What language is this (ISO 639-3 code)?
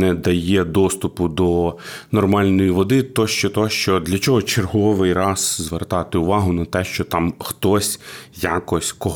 ukr